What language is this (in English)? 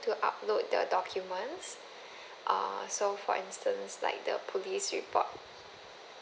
English